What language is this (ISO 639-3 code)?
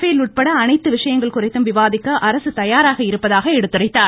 tam